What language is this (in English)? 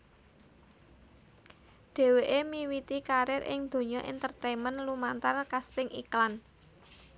Javanese